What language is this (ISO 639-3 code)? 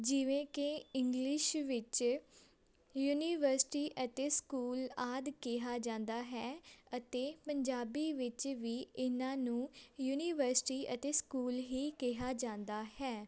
pan